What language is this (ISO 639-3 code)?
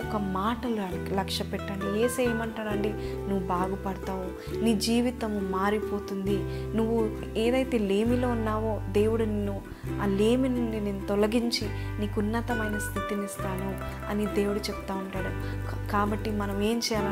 tel